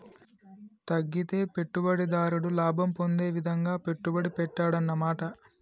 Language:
Telugu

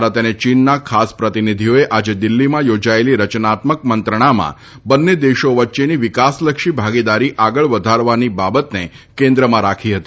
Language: Gujarati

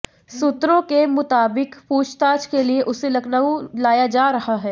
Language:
Hindi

